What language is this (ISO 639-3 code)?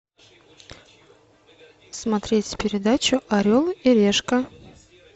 rus